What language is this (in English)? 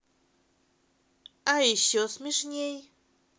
Russian